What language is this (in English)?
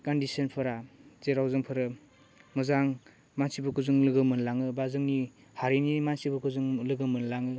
Bodo